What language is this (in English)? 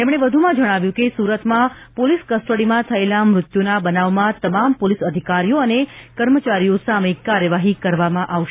Gujarati